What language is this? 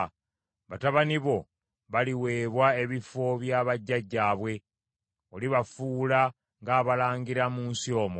Ganda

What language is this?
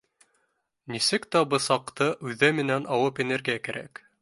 Bashkir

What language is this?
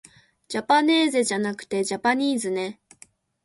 Japanese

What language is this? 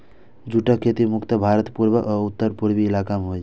Maithili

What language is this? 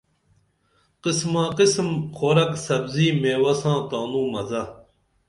Dameli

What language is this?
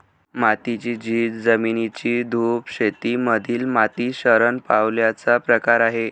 Marathi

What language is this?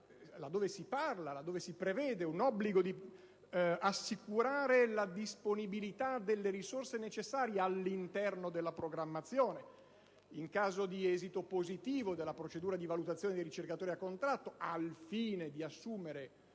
Italian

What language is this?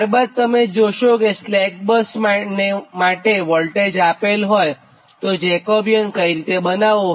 Gujarati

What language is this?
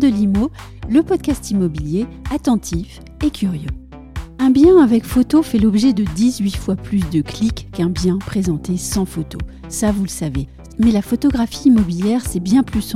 French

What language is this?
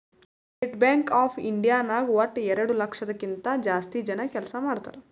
Kannada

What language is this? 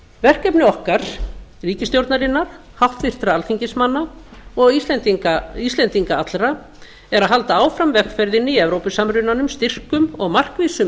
Icelandic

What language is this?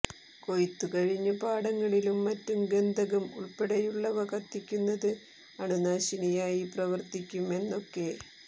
Malayalam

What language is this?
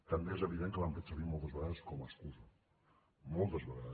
Catalan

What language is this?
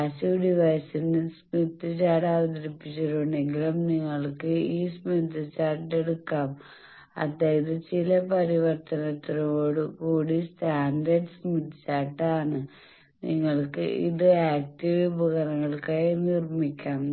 Malayalam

